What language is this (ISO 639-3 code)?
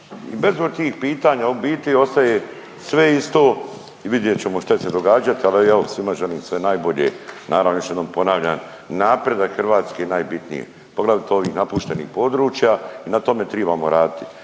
hrv